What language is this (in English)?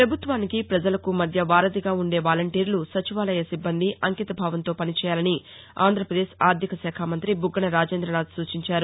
Telugu